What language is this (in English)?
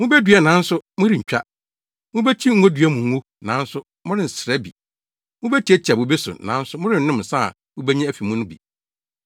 Akan